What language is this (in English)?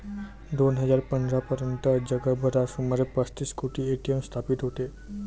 Marathi